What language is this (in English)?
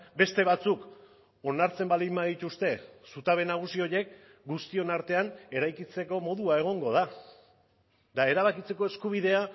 Basque